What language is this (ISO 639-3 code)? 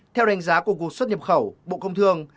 vie